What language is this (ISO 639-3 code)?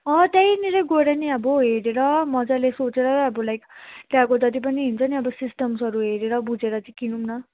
nep